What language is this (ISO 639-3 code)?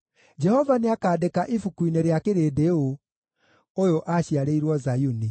kik